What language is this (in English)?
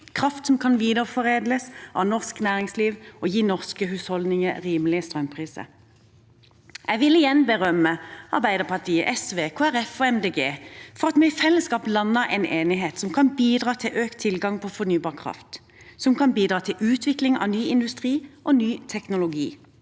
Norwegian